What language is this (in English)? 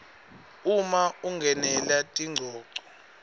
Swati